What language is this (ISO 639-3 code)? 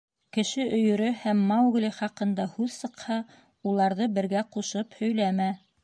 bak